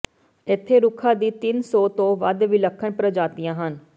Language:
Punjabi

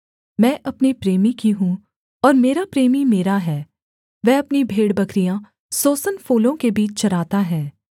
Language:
Hindi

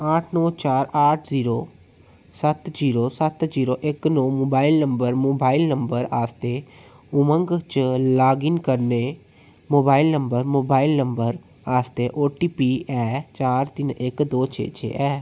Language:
Dogri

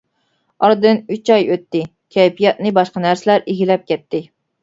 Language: Uyghur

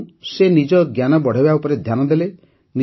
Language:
Odia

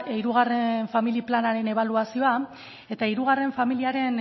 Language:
Basque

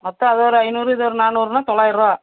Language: Tamil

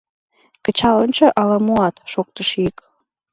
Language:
Mari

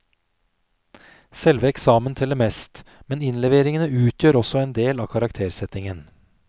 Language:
Norwegian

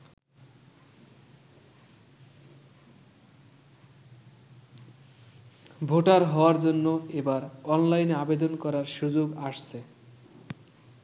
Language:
Bangla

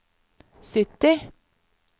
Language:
Norwegian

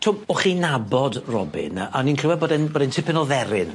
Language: Welsh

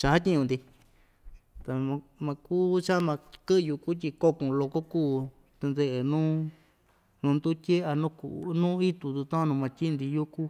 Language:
Ixtayutla Mixtec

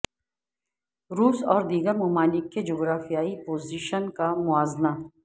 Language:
Urdu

